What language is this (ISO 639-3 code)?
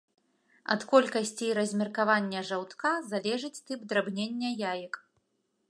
bel